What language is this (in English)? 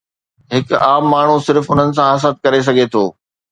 Sindhi